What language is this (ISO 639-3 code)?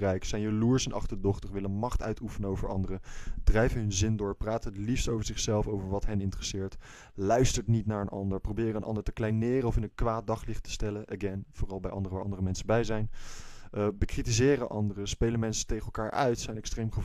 nld